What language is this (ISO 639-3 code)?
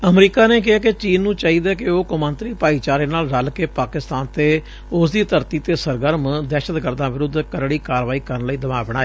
pan